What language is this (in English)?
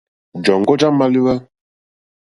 Mokpwe